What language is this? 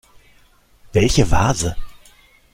German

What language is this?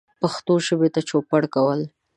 Pashto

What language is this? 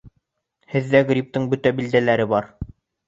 Bashkir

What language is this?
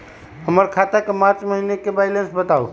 Magahi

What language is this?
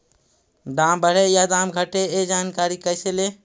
Magahi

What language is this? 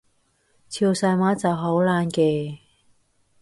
Cantonese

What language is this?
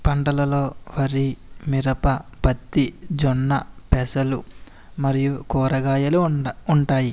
Telugu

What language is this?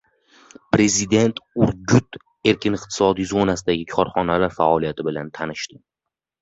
Uzbek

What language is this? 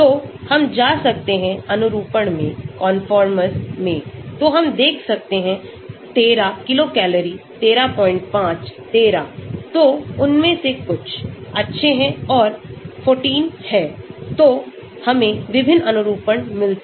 Hindi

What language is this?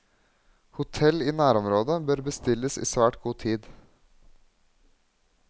Norwegian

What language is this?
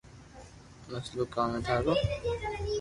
Loarki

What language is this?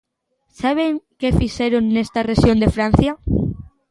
Galician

